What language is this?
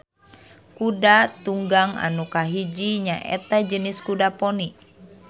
Sundanese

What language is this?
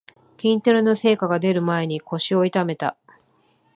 Japanese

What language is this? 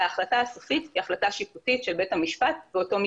Hebrew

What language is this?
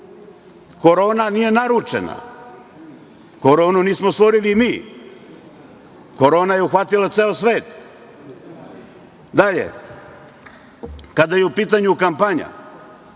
Serbian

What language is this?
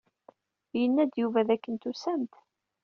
Kabyle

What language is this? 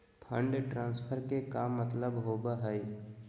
Magahi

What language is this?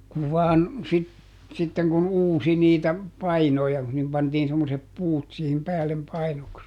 Finnish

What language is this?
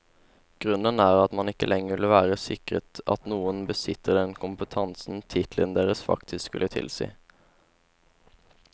Norwegian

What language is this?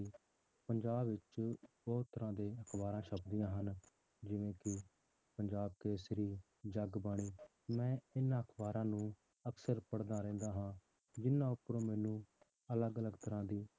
Punjabi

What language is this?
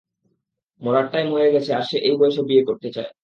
Bangla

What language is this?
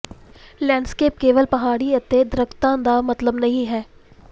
Punjabi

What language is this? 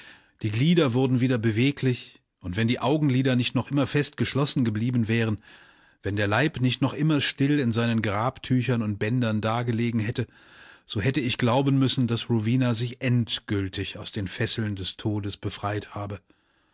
German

